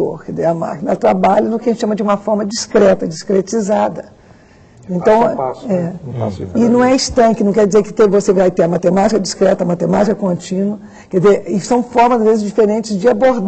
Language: Portuguese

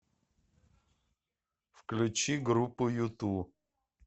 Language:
Russian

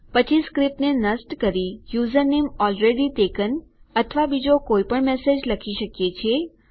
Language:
Gujarati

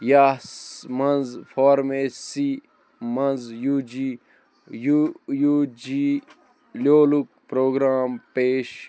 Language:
Kashmiri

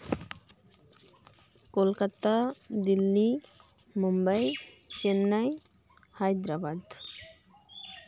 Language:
Santali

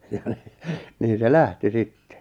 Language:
Finnish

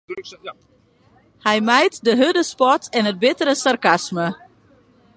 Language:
Western Frisian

